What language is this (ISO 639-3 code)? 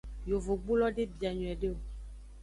ajg